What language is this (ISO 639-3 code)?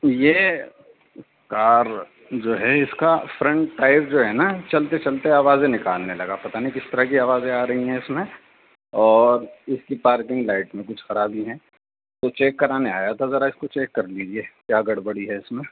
urd